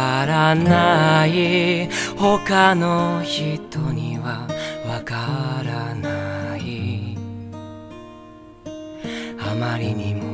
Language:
Japanese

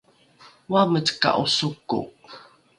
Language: Rukai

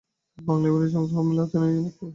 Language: Bangla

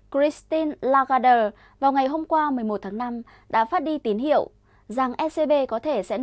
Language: Vietnamese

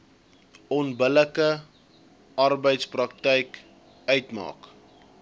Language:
Afrikaans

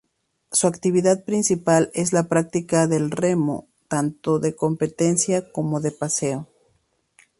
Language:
Spanish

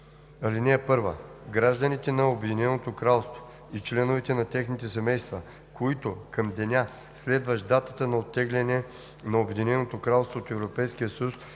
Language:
Bulgarian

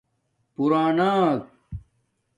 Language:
Domaaki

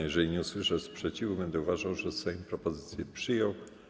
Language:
Polish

